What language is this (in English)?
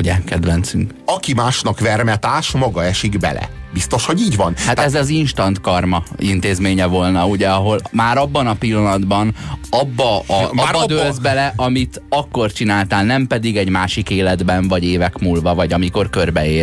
Hungarian